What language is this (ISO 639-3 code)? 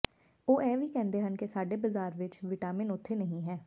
pan